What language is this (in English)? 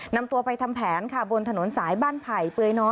Thai